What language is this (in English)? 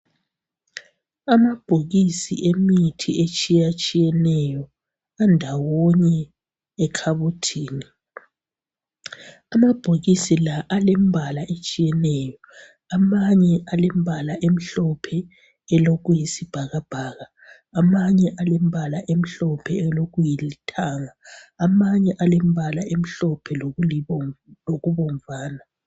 North Ndebele